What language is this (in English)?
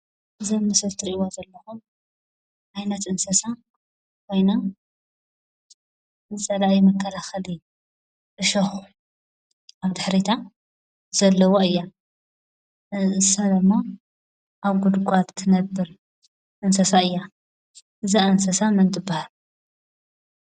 Tigrinya